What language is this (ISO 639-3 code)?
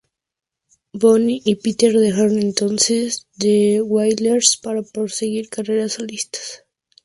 spa